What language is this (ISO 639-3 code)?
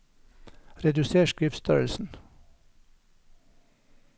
nor